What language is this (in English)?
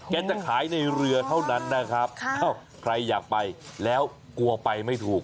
Thai